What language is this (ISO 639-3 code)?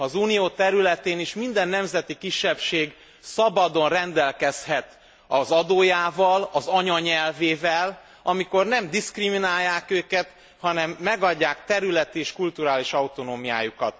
hun